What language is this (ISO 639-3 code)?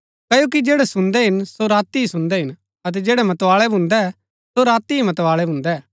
gbk